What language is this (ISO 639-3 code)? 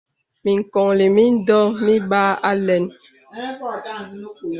beb